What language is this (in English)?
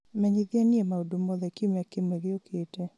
Kikuyu